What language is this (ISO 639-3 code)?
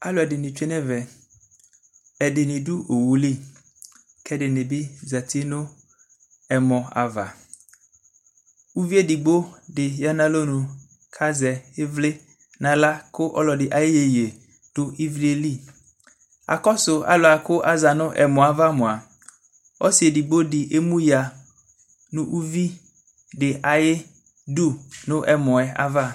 kpo